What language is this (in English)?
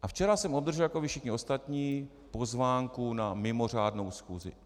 Czech